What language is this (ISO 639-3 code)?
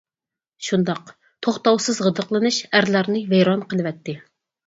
uig